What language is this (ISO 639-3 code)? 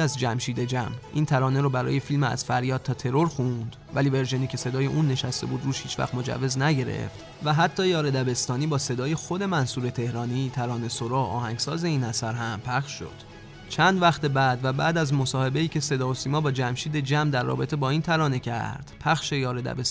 fas